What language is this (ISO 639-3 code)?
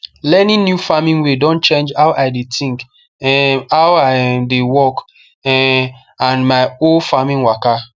pcm